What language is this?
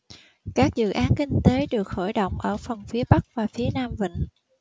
Vietnamese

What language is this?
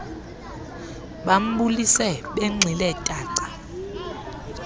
Xhosa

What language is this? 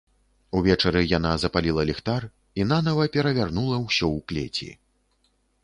Belarusian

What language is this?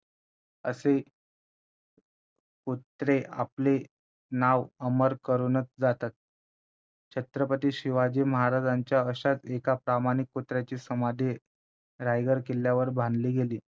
Marathi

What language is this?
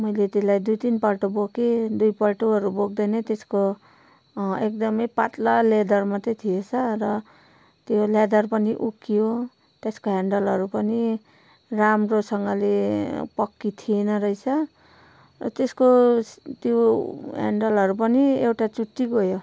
Nepali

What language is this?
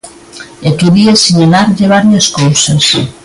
Galician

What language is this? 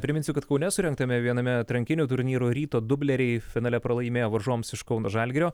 Lithuanian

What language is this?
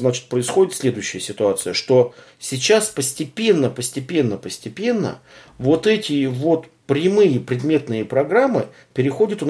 Russian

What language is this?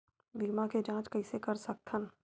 Chhattisgarhi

